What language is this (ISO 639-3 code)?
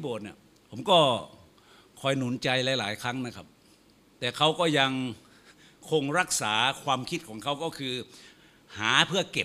tha